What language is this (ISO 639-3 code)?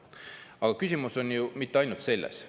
est